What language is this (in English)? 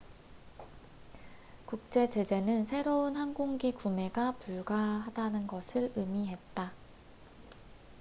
Korean